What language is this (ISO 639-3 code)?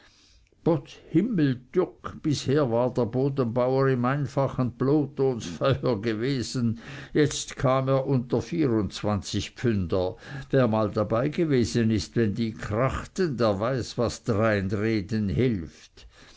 deu